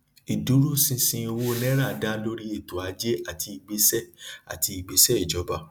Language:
Yoruba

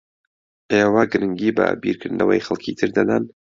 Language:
Central Kurdish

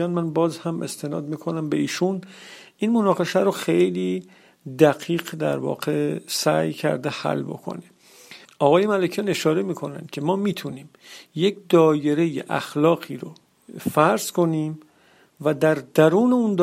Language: Persian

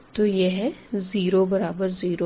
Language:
Hindi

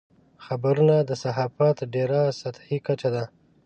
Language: Pashto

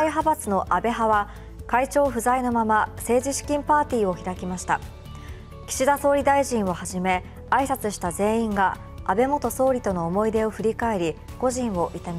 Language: Japanese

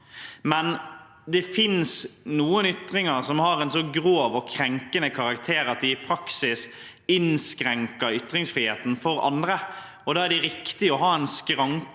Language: Norwegian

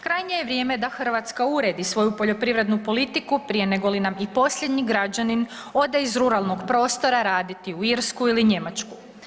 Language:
Croatian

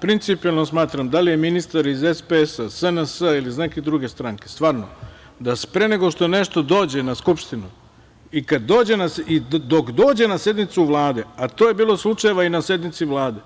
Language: Serbian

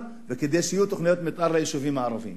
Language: Hebrew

